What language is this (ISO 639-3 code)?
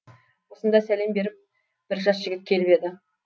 kaz